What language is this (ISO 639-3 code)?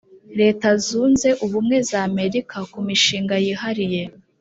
kin